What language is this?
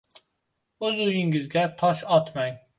Uzbek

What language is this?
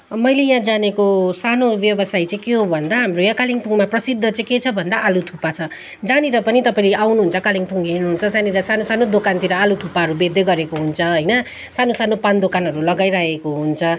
Nepali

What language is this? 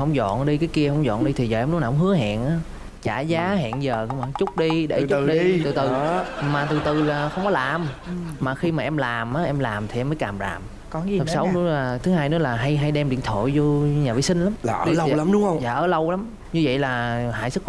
Vietnamese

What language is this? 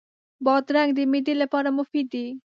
Pashto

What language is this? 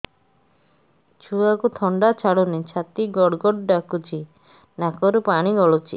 Odia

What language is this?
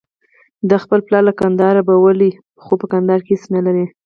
Pashto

